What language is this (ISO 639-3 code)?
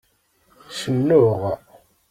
kab